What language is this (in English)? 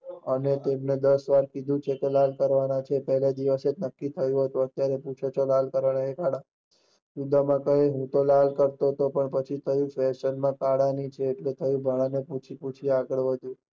Gujarati